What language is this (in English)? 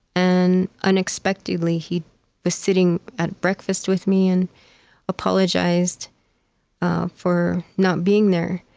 English